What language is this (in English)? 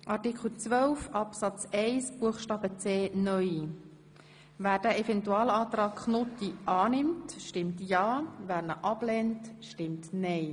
Swiss German